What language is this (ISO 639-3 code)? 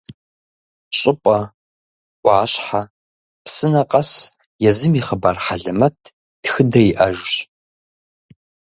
kbd